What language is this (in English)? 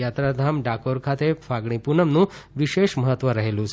Gujarati